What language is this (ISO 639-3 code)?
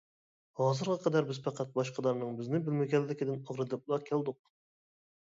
uig